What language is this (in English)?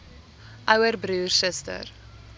Afrikaans